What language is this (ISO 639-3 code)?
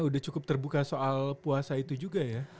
ind